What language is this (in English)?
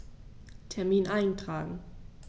German